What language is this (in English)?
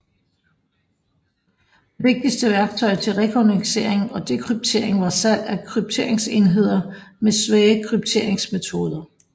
Danish